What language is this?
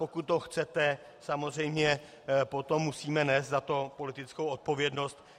Czech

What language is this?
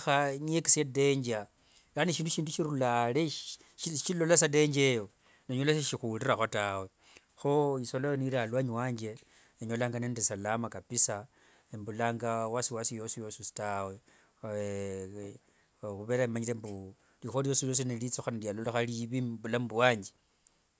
Wanga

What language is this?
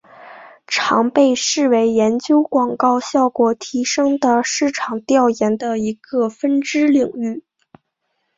Chinese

